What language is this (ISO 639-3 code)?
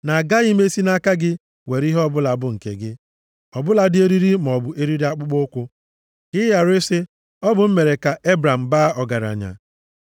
ibo